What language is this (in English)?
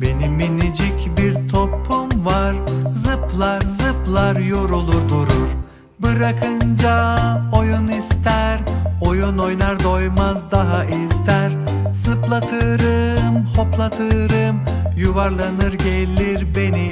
Turkish